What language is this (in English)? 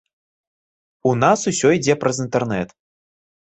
Belarusian